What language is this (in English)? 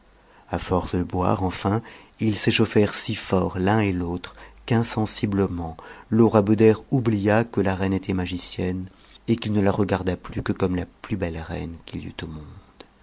French